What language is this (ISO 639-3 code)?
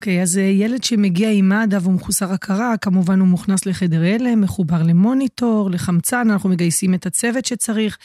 heb